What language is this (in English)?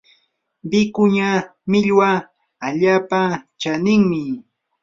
Yanahuanca Pasco Quechua